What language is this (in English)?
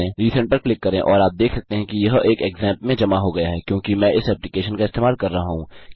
Hindi